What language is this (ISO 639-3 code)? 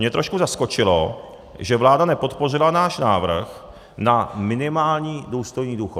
ces